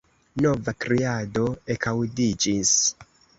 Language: Esperanto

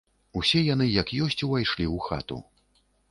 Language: Belarusian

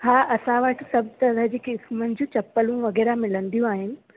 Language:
Sindhi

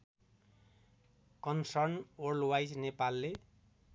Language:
Nepali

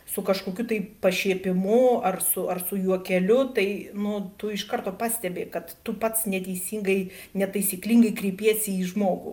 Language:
Lithuanian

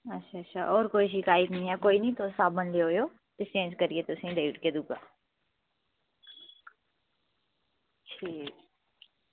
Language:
Dogri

